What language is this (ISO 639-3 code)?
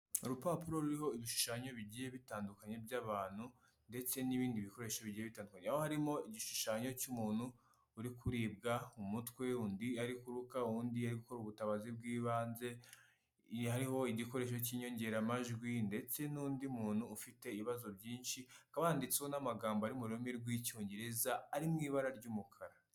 kin